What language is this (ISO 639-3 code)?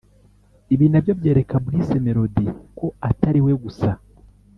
kin